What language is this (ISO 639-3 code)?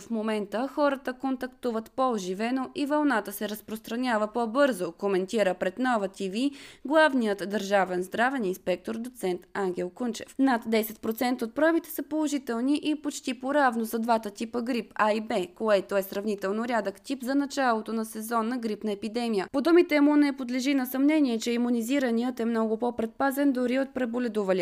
bul